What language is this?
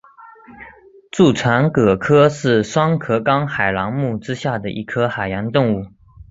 Chinese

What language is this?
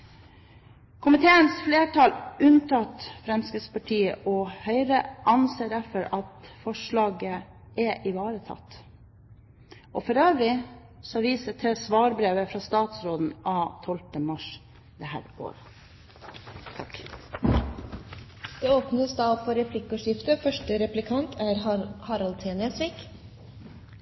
Norwegian Bokmål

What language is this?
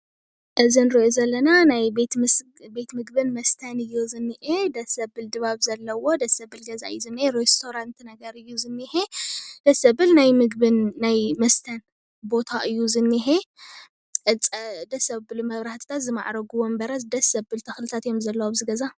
Tigrinya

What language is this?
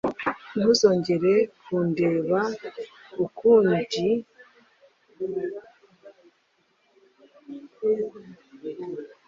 Kinyarwanda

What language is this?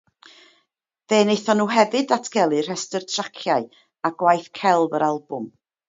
Welsh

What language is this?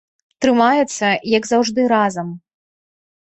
Belarusian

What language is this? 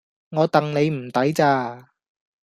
Cantonese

